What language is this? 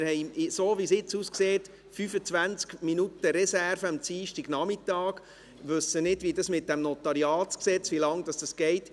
Swiss German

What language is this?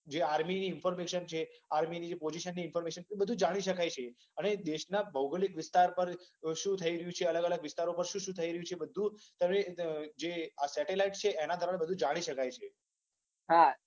Gujarati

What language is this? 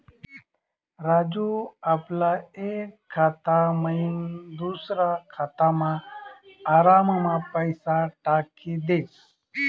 Marathi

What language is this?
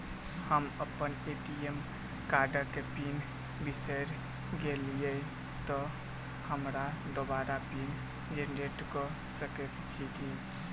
Maithili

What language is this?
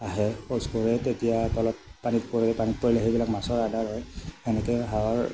Assamese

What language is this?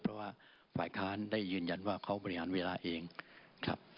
Thai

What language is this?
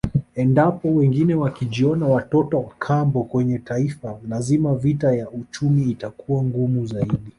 Swahili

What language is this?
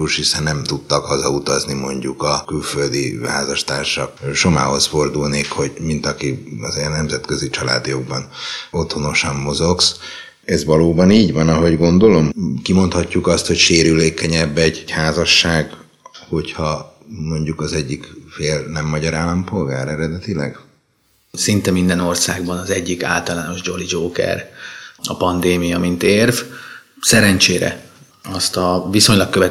Hungarian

